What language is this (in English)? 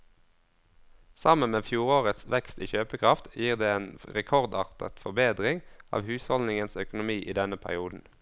Norwegian